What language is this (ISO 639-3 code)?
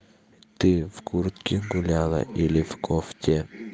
rus